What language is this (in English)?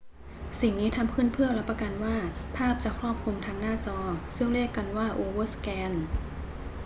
Thai